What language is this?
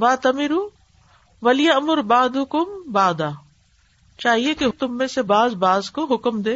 Urdu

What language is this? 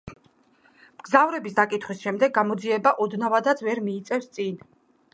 Georgian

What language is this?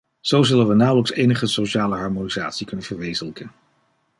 Dutch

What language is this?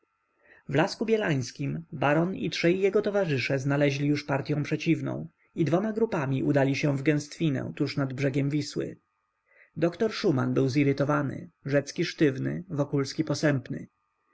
Polish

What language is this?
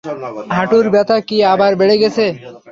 Bangla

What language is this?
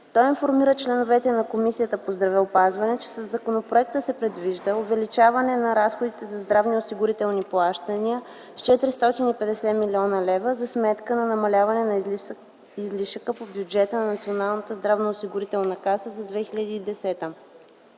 Bulgarian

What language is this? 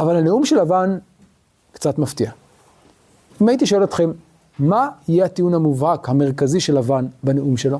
Hebrew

